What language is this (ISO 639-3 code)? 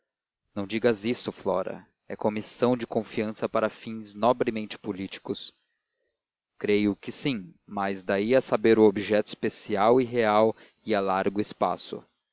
por